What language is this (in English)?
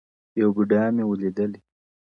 Pashto